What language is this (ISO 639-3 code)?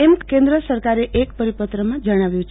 guj